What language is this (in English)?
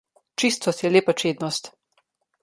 Slovenian